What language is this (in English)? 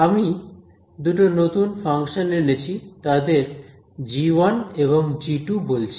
Bangla